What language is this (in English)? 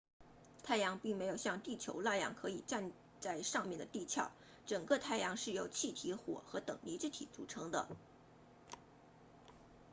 Chinese